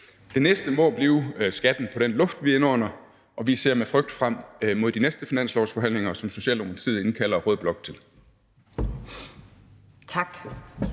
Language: Danish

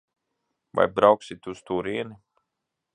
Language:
Latvian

